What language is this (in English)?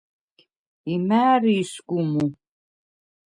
Svan